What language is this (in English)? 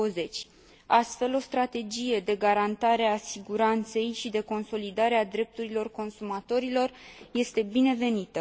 Romanian